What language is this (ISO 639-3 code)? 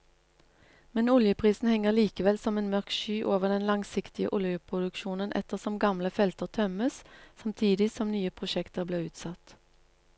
nor